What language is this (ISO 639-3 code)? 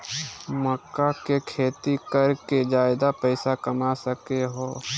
mag